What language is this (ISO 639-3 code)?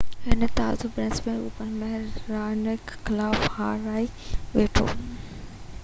snd